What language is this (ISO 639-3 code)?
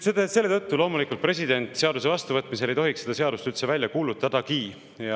est